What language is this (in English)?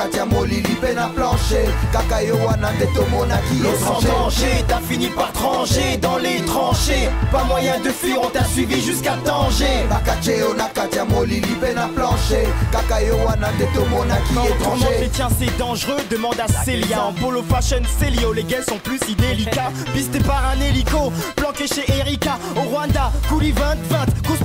French